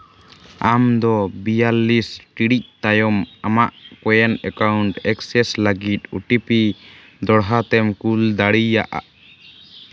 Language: Santali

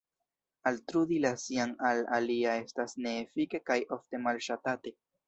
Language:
Esperanto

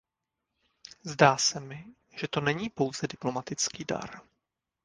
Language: Czech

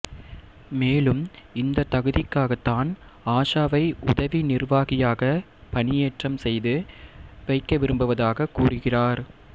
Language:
Tamil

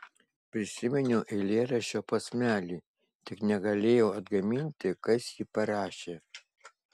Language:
Lithuanian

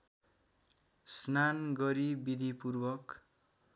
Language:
Nepali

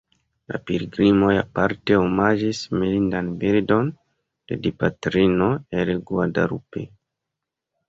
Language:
Esperanto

